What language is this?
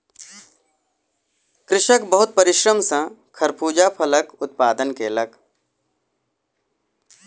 Maithili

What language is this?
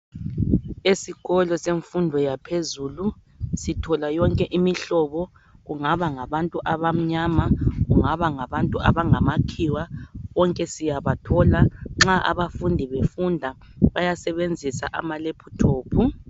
North Ndebele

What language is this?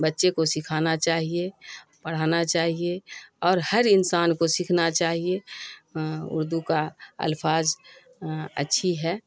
Urdu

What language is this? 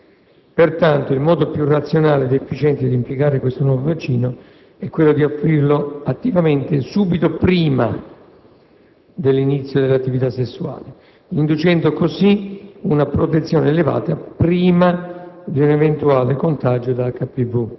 Italian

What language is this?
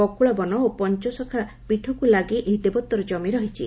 Odia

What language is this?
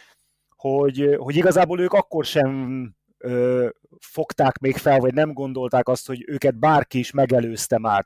Hungarian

